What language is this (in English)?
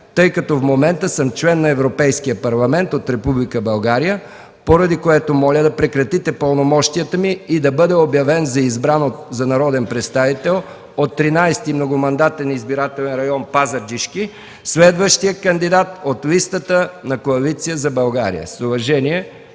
Bulgarian